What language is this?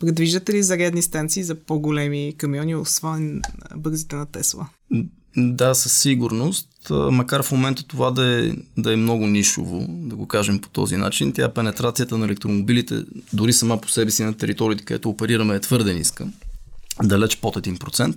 Bulgarian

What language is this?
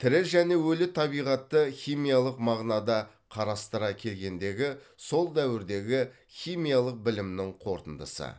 Kazakh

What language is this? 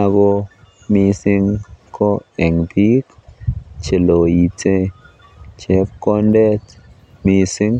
Kalenjin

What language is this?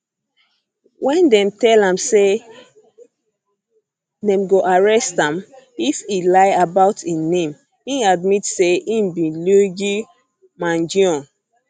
Nigerian Pidgin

